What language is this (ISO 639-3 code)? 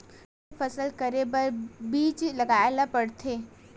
hne